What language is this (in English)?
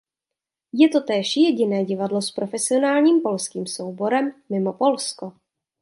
Czech